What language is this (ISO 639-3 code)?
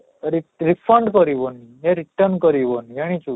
ori